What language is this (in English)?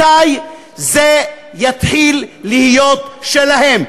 Hebrew